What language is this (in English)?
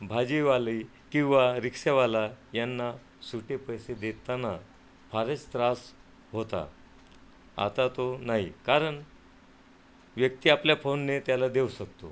Marathi